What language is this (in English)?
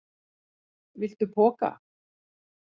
Icelandic